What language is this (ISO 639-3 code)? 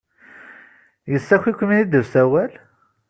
kab